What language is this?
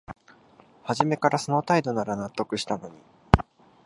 Japanese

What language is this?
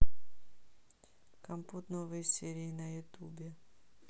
Russian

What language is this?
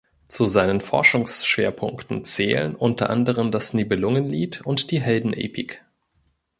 German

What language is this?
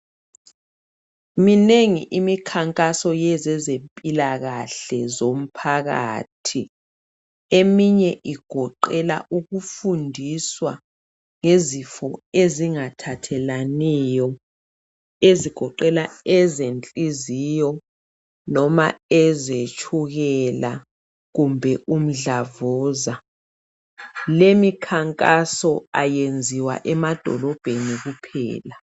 North Ndebele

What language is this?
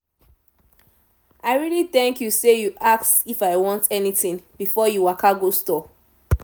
Nigerian Pidgin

